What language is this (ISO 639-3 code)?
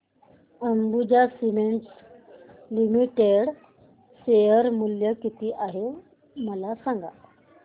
mar